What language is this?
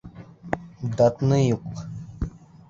Bashkir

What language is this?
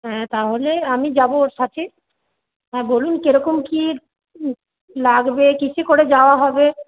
Bangla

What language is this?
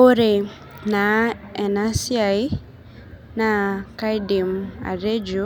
Masai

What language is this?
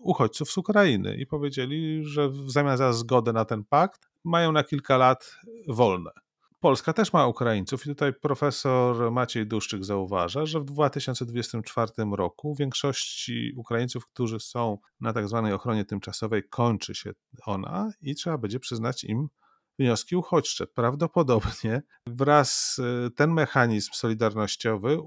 Polish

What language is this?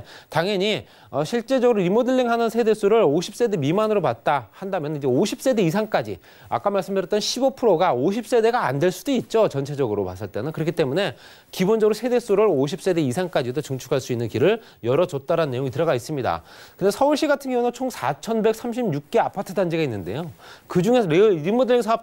Korean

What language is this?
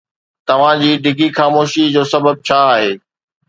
Sindhi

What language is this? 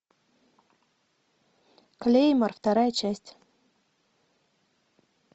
Russian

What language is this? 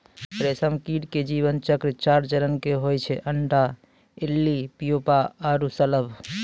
Maithili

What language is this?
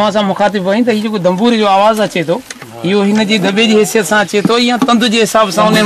Arabic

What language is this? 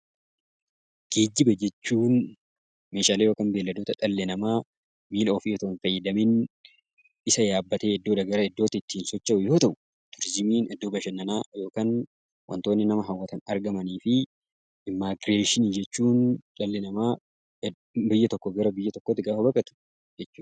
Oromo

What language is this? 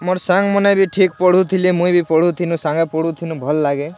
Odia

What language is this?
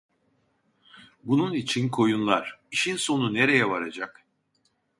Turkish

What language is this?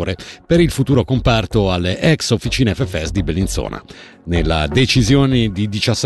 Italian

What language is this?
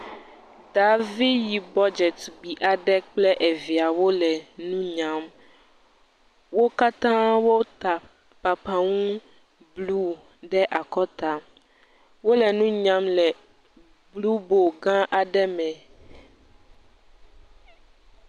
Ewe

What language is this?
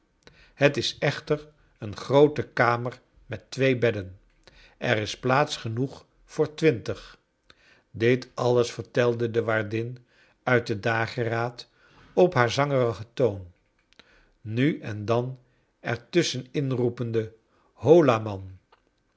Dutch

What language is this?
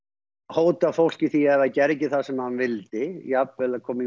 Icelandic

